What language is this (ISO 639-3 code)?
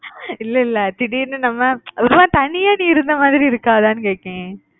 tam